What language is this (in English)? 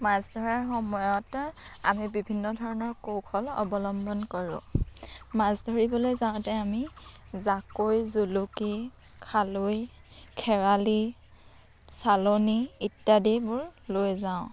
Assamese